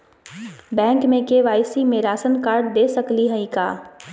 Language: Magahi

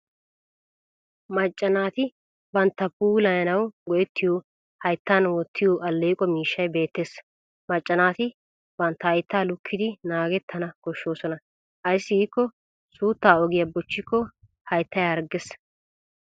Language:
Wolaytta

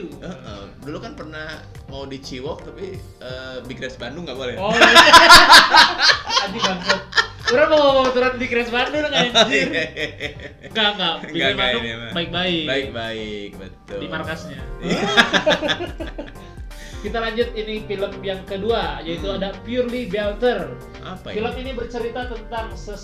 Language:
Indonesian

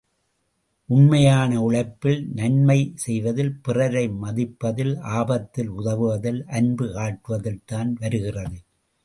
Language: Tamil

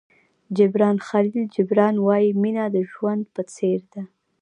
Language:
Pashto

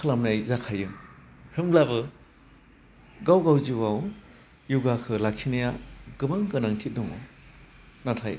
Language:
Bodo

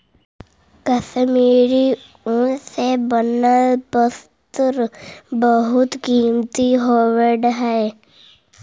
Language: Magahi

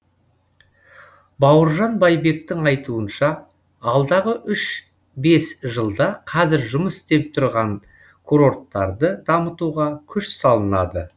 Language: Kazakh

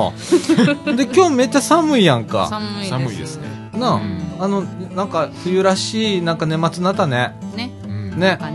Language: Japanese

